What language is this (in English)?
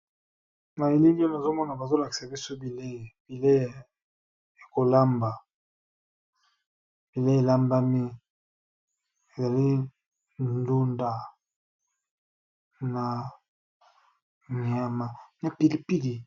Lingala